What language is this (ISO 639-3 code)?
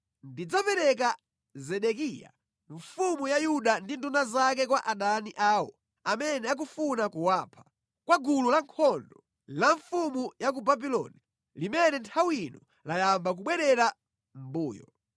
nya